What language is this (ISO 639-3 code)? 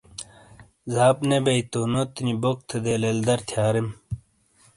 scl